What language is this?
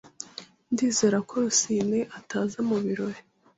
Kinyarwanda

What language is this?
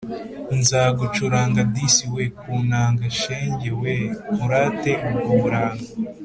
Kinyarwanda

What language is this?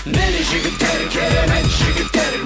Kazakh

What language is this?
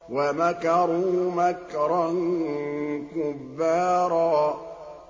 Arabic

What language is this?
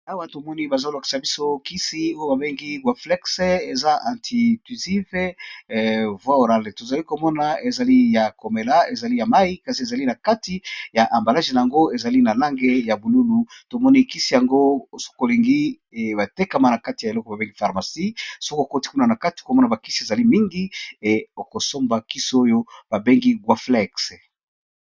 Lingala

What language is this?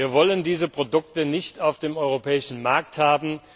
German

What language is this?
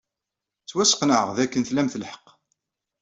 Kabyle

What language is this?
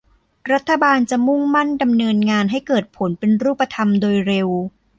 Thai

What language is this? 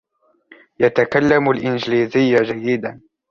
Arabic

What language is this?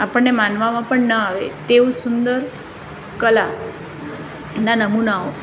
Gujarati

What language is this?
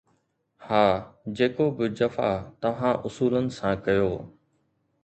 Sindhi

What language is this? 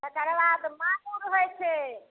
Maithili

